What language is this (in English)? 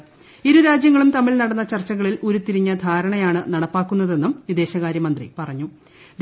Malayalam